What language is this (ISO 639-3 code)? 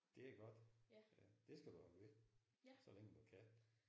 dan